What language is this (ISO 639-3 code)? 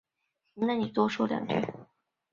zho